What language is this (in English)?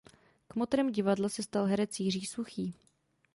Czech